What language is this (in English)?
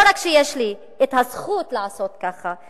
Hebrew